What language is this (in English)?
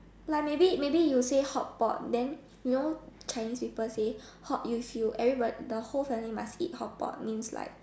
English